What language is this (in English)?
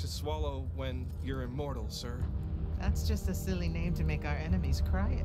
Hungarian